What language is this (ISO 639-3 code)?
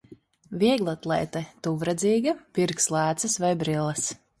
lav